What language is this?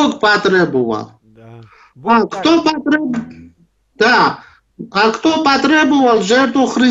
Russian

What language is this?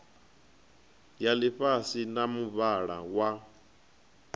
Venda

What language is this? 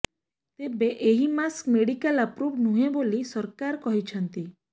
Odia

